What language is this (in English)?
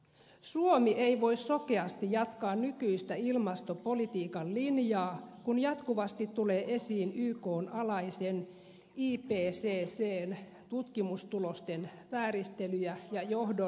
Finnish